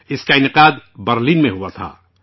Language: Urdu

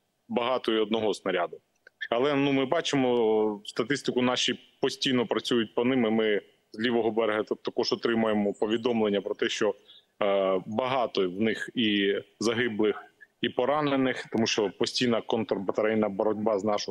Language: Ukrainian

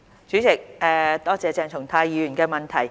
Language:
Cantonese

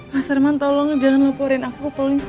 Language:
Indonesian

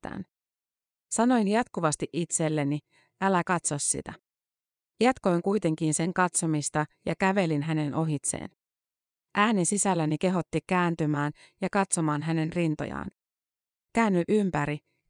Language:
Finnish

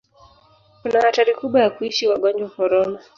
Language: Swahili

